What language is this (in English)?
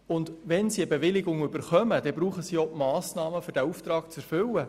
Swiss German